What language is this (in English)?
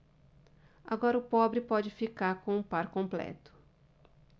Portuguese